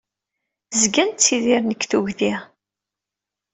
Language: Kabyle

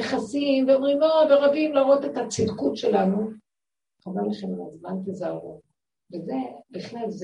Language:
Hebrew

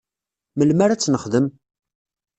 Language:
Kabyle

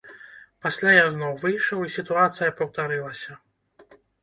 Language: Belarusian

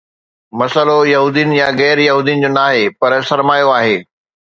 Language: Sindhi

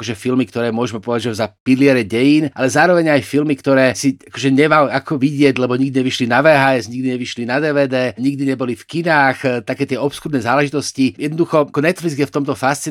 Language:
Slovak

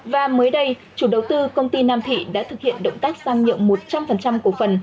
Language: Vietnamese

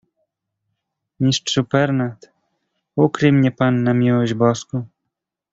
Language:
Polish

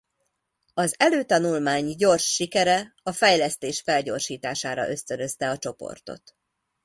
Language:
Hungarian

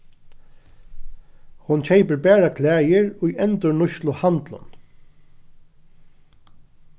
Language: Faroese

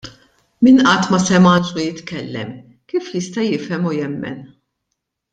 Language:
Maltese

